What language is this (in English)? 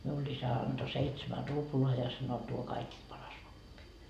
Finnish